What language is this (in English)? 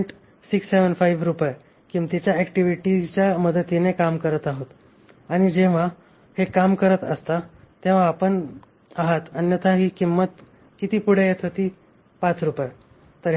Marathi